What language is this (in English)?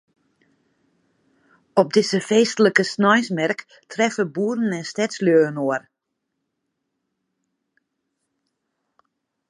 Western Frisian